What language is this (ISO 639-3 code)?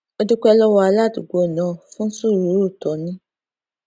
yor